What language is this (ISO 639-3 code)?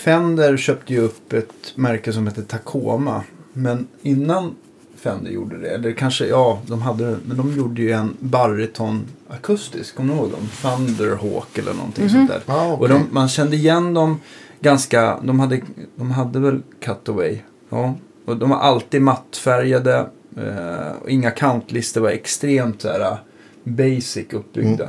swe